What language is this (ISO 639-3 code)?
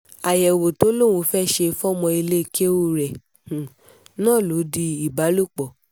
yor